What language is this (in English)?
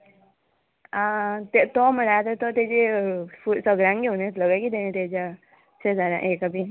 Konkani